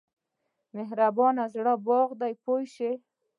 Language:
Pashto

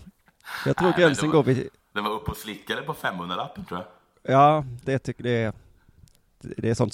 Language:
Swedish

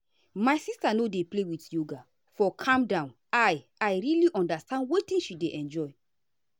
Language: Nigerian Pidgin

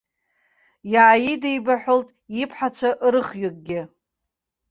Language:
Abkhazian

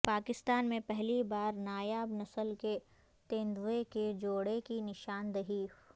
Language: Urdu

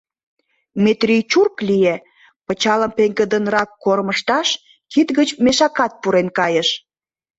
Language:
Mari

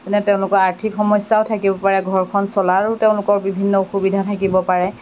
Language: Assamese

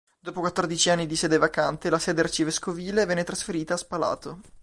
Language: Italian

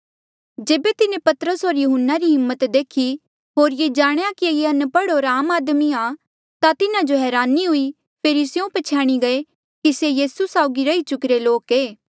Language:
Mandeali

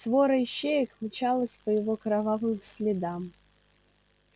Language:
Russian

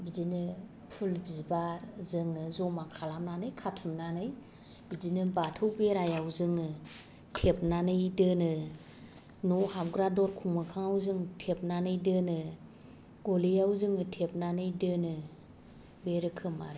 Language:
Bodo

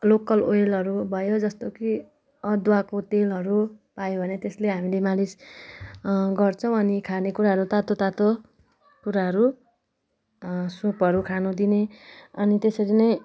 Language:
Nepali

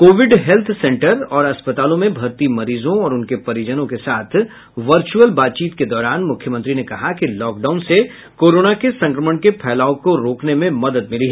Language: Hindi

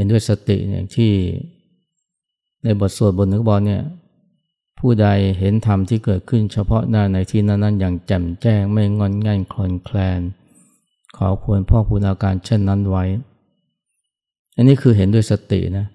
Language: Thai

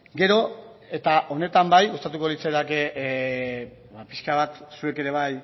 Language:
Basque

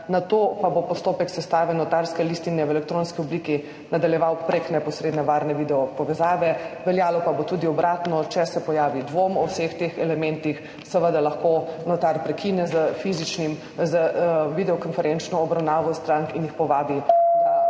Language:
Slovenian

